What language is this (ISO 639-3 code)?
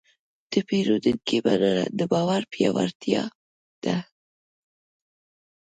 pus